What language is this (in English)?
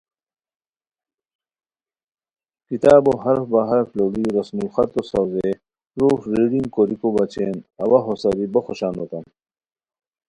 Khowar